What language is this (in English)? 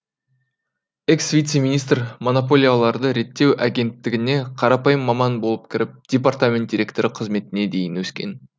Kazakh